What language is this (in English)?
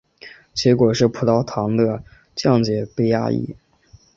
Chinese